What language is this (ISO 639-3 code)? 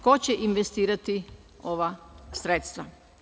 srp